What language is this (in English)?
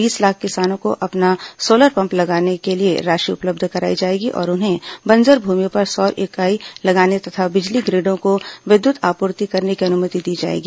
Hindi